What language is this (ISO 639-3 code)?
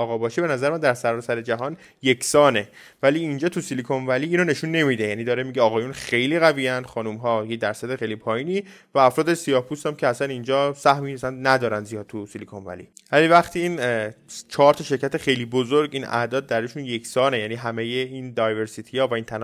fas